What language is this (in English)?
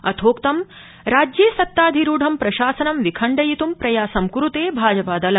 Sanskrit